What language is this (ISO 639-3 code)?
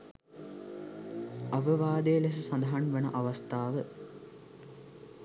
sin